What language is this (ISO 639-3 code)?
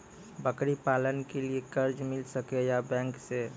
mai